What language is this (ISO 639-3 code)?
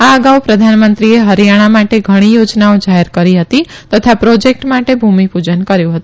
guj